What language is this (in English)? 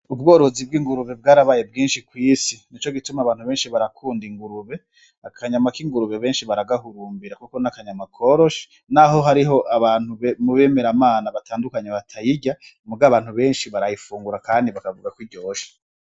Rundi